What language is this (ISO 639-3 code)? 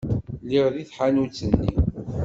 kab